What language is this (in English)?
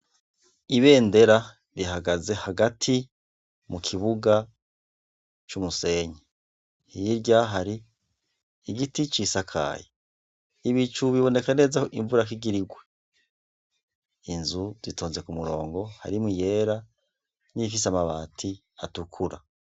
Rundi